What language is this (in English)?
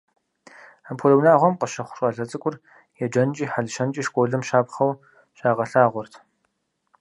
Kabardian